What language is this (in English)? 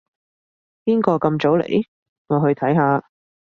Cantonese